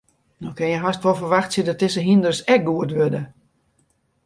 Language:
Western Frisian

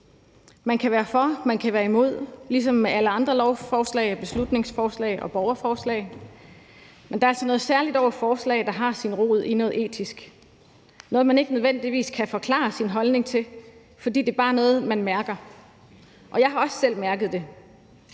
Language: Danish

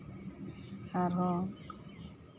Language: Santali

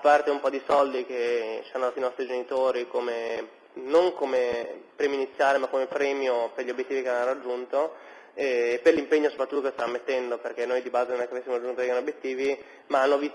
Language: Italian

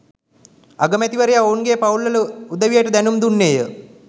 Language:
Sinhala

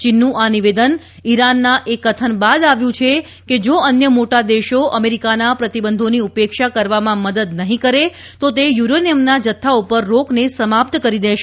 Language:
Gujarati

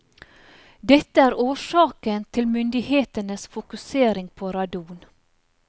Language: Norwegian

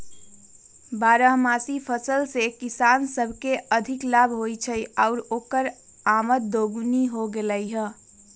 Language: Magahi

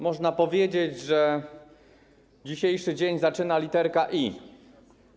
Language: Polish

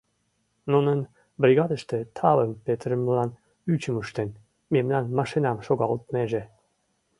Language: Mari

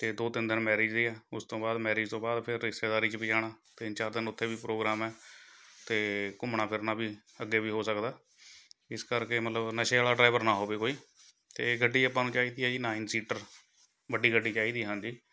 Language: Punjabi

